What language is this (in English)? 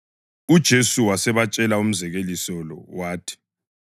North Ndebele